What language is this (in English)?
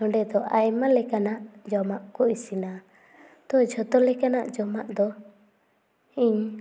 Santali